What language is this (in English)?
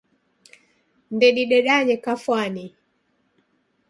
Taita